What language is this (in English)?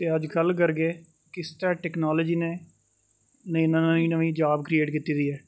Dogri